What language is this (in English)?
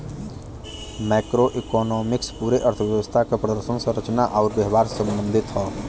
Bhojpuri